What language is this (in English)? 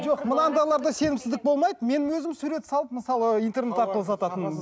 Kazakh